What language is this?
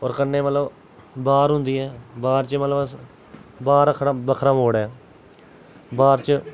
Dogri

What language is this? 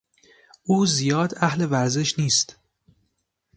Persian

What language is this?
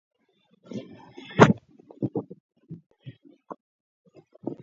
Georgian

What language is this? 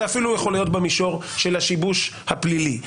Hebrew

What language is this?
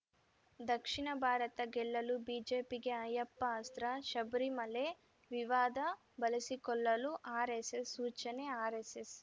Kannada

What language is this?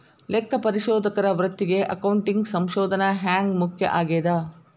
Kannada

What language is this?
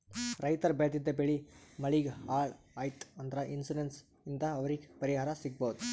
Kannada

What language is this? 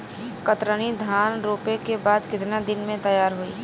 Bhojpuri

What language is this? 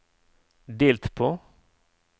Norwegian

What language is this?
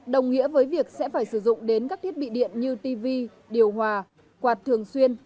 Vietnamese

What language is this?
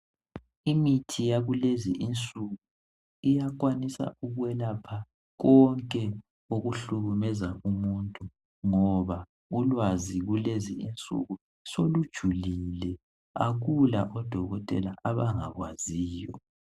North Ndebele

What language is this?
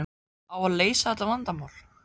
Icelandic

